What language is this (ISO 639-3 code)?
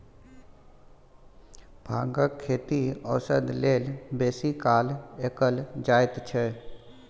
mai